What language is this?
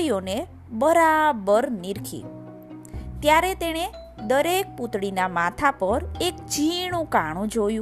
Gujarati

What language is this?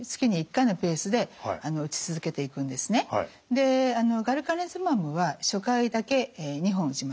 Japanese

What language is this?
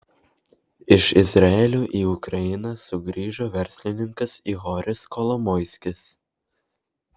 Lithuanian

